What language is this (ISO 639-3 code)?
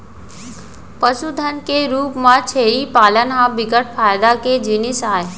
hne